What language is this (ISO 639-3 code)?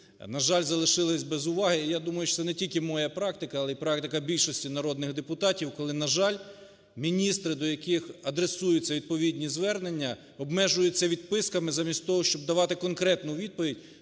ukr